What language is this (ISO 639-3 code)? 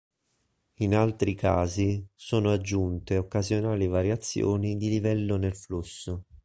ita